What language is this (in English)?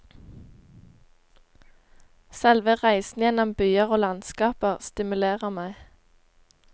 Norwegian